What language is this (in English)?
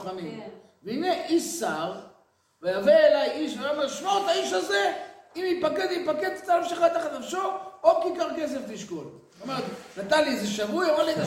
Hebrew